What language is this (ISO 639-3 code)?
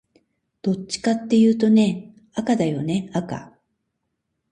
jpn